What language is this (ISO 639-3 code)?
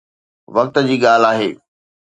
snd